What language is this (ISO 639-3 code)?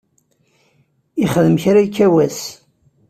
kab